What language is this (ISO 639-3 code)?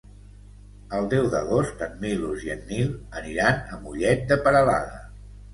cat